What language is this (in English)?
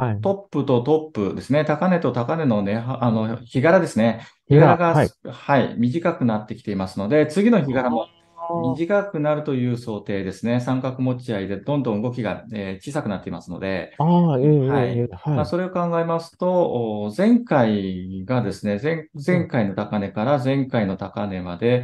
Japanese